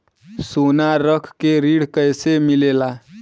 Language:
Bhojpuri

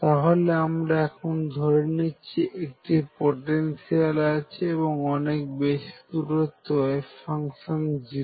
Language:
Bangla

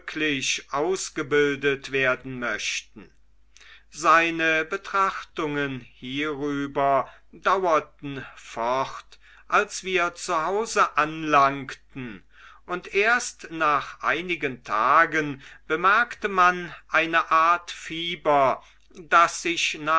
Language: German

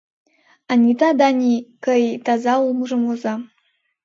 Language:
Mari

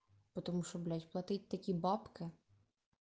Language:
Russian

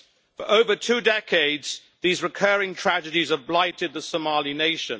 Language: English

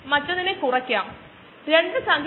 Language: Malayalam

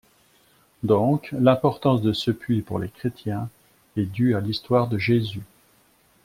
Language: French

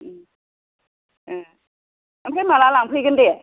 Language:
Bodo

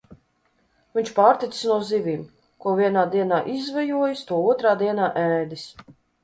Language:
Latvian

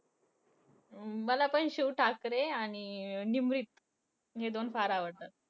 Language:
Marathi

